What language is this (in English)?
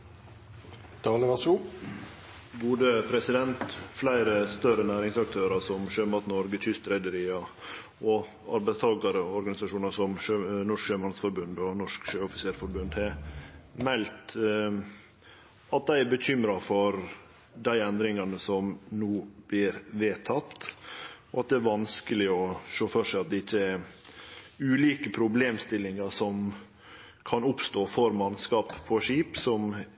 Norwegian Nynorsk